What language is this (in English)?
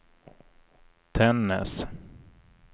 Swedish